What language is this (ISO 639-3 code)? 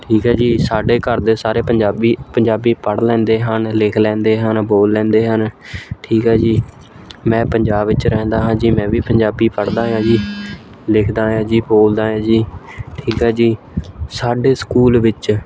pan